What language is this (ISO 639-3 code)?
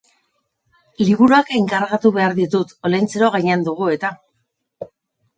eus